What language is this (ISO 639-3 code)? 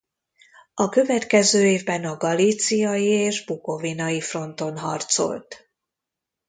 hun